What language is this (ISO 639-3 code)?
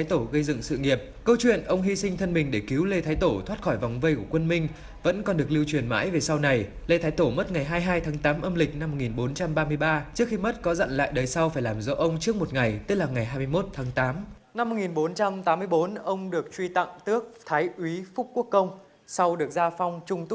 vie